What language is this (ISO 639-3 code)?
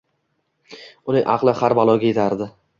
uzb